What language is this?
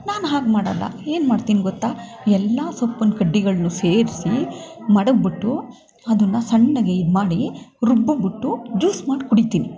Kannada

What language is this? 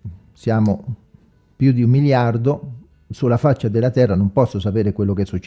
Italian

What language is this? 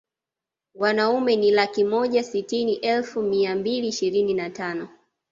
Swahili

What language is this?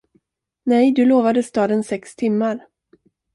Swedish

